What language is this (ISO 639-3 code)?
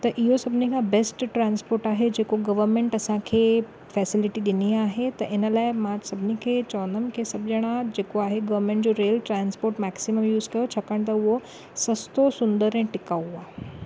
snd